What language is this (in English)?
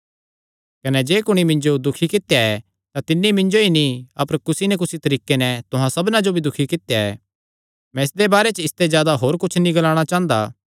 Kangri